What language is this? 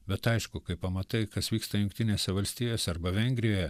Lithuanian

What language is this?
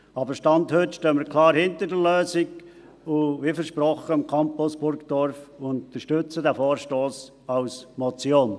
Swiss German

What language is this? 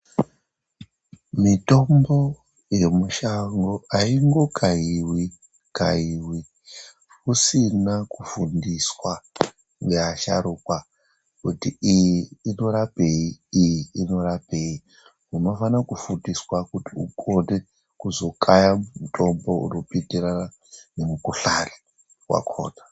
Ndau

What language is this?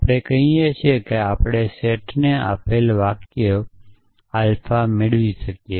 Gujarati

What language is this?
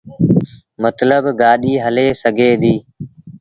Sindhi Bhil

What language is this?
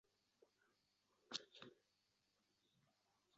Uzbek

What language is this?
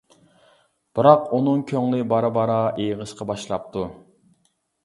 Uyghur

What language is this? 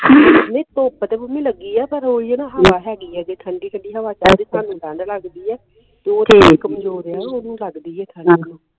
Punjabi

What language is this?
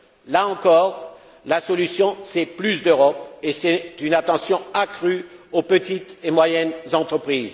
French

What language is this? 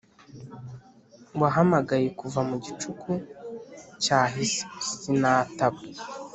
Kinyarwanda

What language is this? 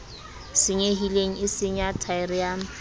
Southern Sotho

